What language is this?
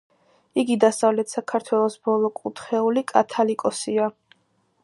Georgian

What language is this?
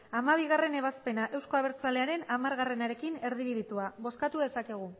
Basque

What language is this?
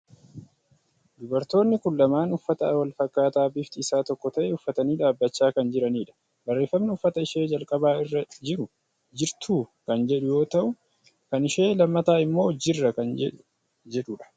Oromo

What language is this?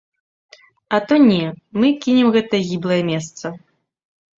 Belarusian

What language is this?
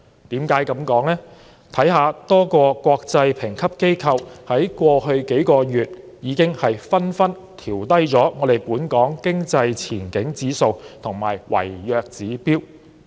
Cantonese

